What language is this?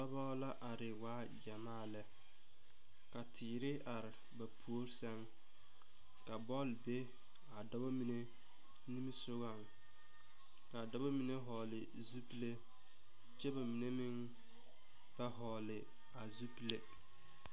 Southern Dagaare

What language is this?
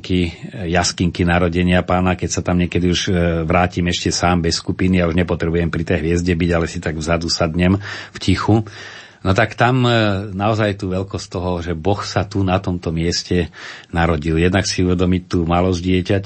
Slovak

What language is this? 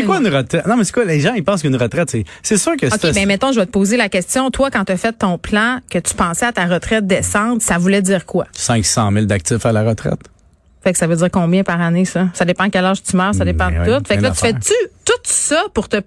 French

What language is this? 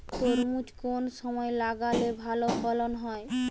Bangla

